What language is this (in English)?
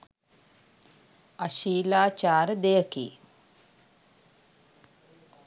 Sinhala